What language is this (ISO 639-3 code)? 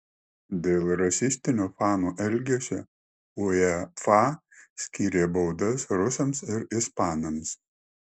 lit